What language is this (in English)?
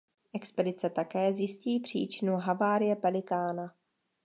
Czech